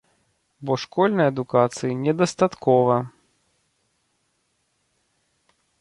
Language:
Belarusian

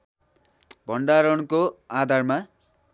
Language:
Nepali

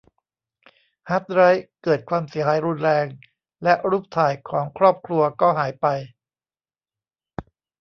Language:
Thai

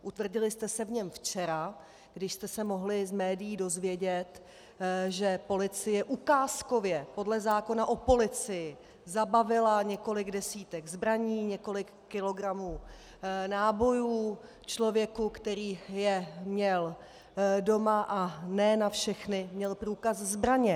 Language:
Czech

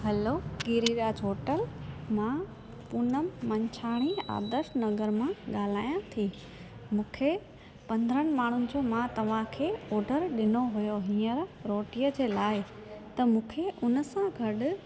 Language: Sindhi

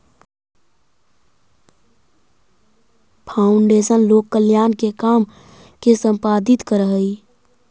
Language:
Magahi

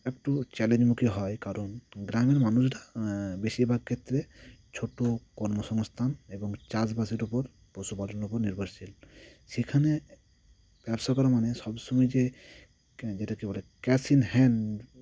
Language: Bangla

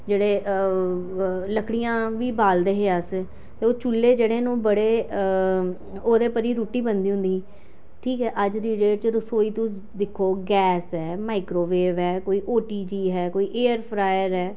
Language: Dogri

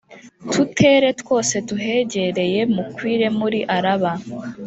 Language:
Kinyarwanda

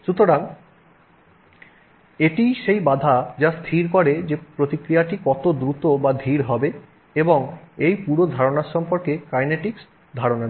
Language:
Bangla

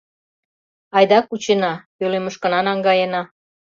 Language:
Mari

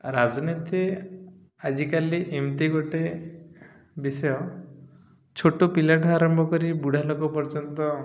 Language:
Odia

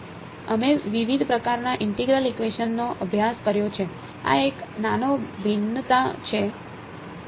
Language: Gujarati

